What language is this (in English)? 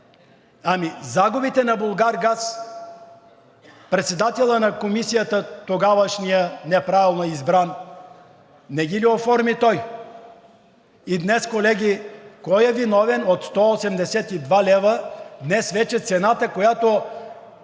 Bulgarian